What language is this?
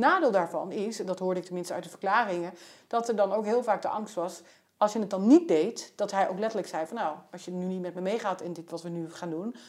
Dutch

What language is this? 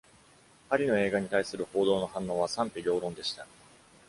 Japanese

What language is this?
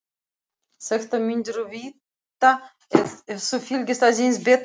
Icelandic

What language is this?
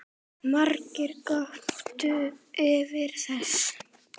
Icelandic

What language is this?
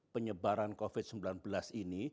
Indonesian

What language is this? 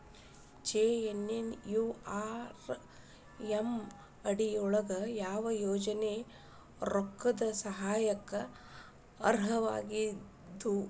Kannada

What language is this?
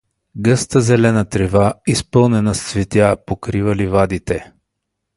Bulgarian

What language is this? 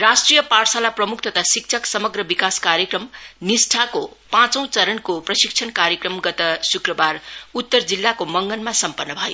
Nepali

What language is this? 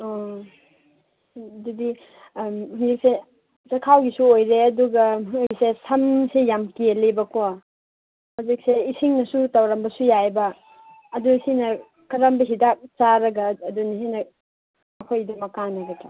Manipuri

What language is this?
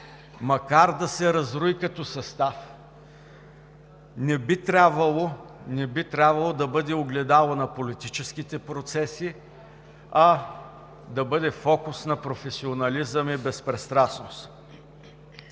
Bulgarian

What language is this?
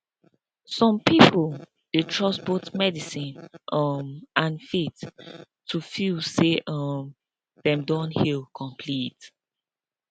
Nigerian Pidgin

